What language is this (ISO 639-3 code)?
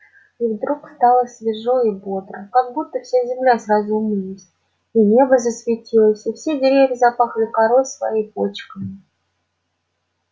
rus